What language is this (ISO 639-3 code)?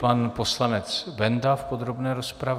ces